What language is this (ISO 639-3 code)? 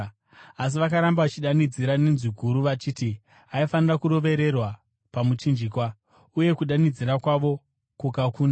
sna